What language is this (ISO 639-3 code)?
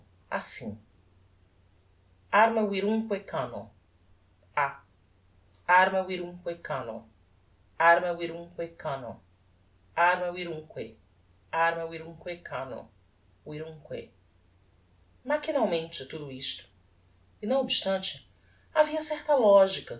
por